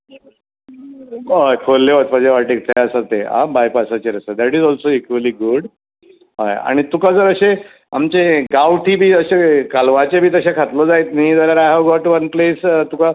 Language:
Konkani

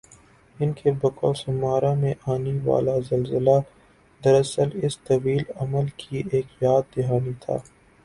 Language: Urdu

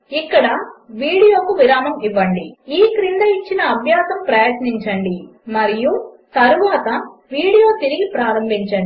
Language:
Telugu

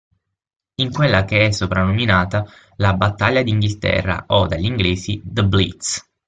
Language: Italian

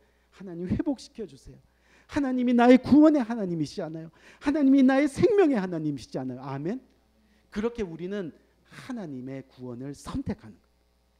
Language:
Korean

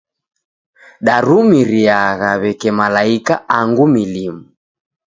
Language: Taita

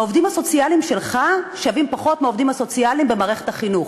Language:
Hebrew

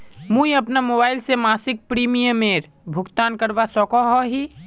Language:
Magahi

